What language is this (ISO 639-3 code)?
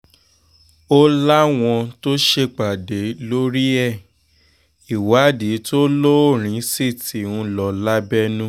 yor